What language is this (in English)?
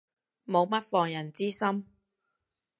Cantonese